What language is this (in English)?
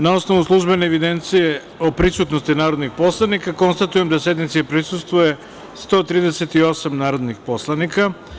Serbian